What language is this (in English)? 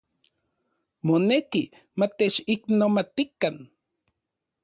Central Puebla Nahuatl